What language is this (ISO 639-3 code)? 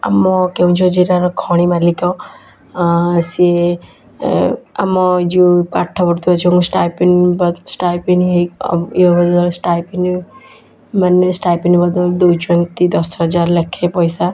ori